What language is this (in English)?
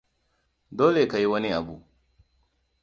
Hausa